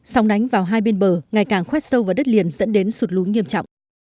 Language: Vietnamese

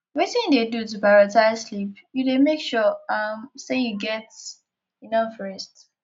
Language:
Nigerian Pidgin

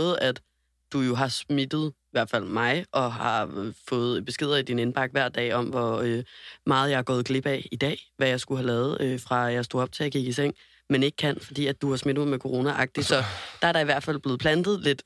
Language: Danish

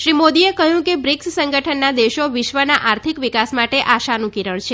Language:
Gujarati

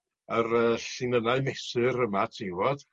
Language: Welsh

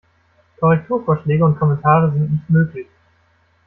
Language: German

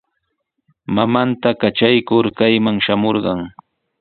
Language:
Sihuas Ancash Quechua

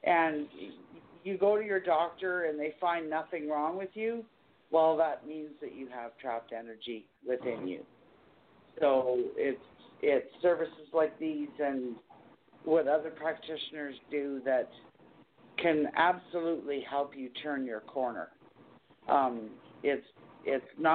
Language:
English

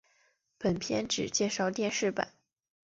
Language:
Chinese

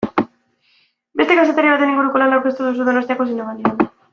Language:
Basque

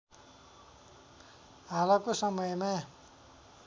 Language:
Nepali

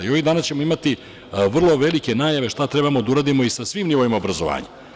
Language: Serbian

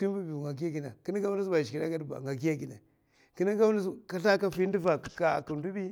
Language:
Mafa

